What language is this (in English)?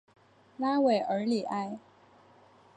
Chinese